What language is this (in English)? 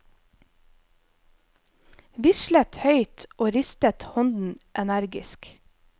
Norwegian